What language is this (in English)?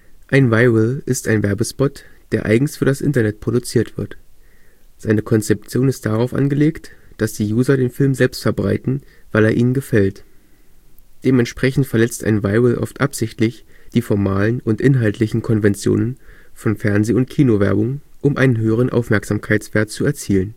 German